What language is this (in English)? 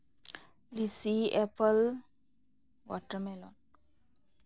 Manipuri